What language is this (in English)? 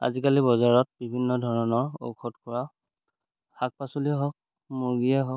Assamese